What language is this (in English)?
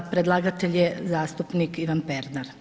Croatian